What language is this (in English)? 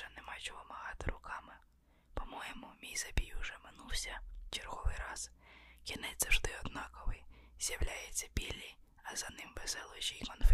Ukrainian